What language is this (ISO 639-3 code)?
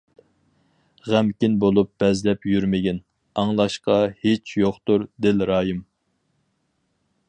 uig